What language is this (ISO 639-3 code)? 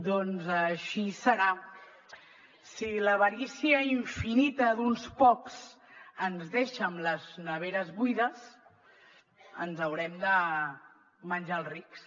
cat